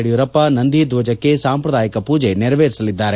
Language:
Kannada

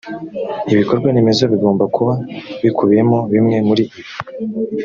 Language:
Kinyarwanda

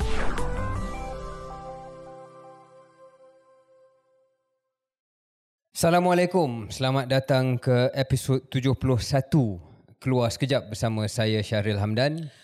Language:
Malay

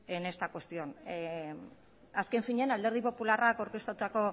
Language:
Basque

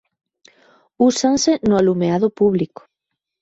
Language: Galician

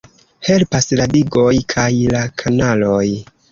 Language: Esperanto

